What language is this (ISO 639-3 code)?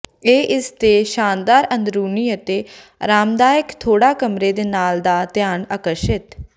pan